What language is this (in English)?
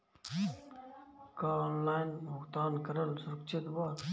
Bhojpuri